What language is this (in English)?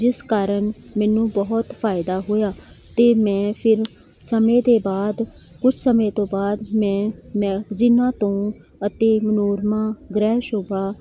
Punjabi